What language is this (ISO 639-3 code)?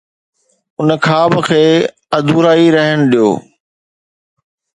snd